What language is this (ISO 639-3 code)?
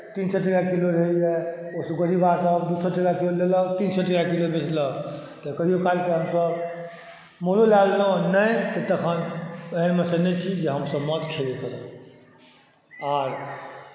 mai